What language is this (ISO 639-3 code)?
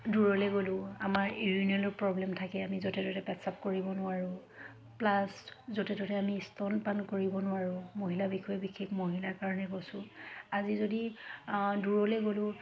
asm